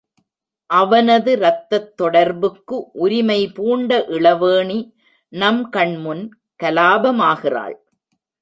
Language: Tamil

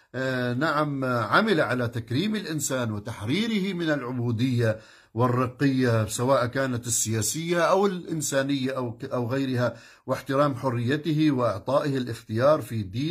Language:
Arabic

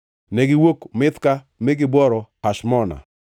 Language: Luo (Kenya and Tanzania)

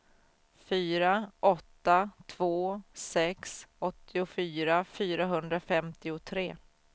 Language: Swedish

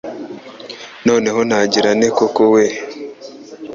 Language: Kinyarwanda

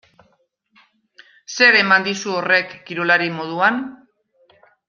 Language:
Basque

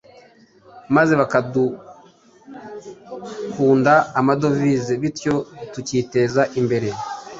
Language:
Kinyarwanda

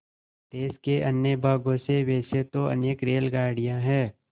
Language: Hindi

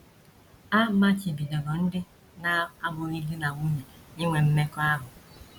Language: Igbo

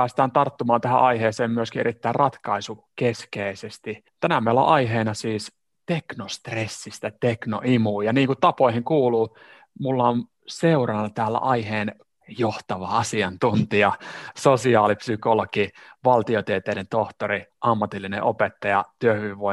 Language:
Finnish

